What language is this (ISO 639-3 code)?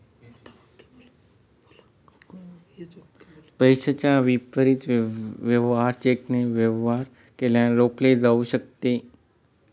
mar